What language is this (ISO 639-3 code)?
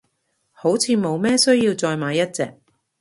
yue